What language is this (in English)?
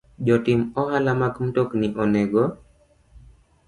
Luo (Kenya and Tanzania)